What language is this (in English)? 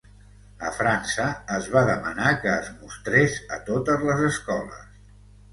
Catalan